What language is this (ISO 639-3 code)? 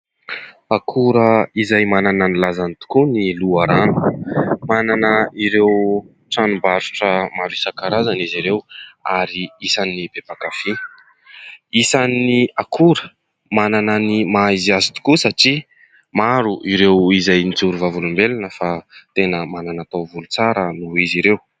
mlg